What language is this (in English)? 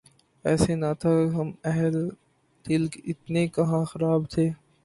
Urdu